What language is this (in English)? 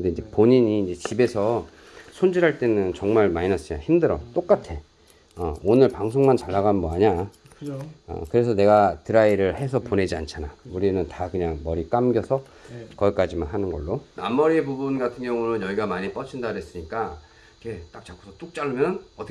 Korean